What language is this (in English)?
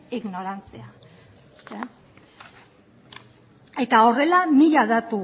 Basque